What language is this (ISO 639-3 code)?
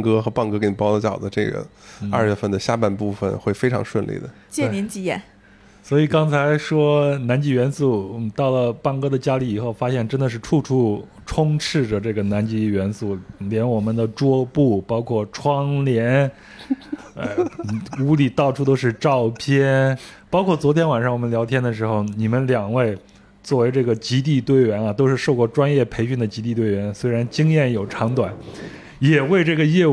zho